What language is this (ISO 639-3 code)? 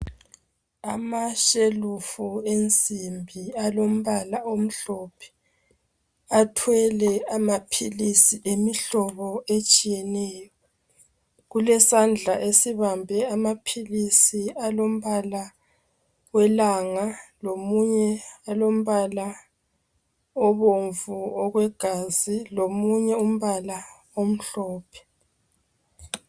nde